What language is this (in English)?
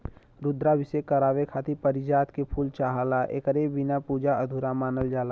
Bhojpuri